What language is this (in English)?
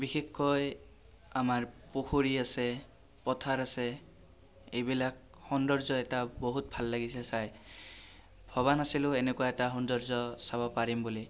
Assamese